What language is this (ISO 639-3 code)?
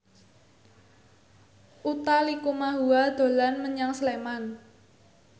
jav